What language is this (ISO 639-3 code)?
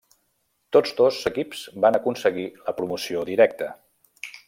cat